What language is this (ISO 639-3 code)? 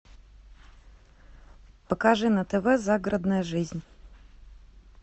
rus